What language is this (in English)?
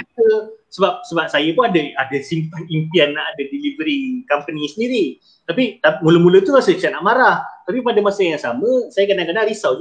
Malay